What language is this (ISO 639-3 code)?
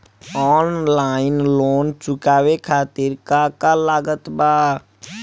bho